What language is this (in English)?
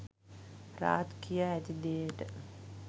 Sinhala